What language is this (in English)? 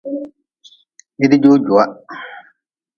Nawdm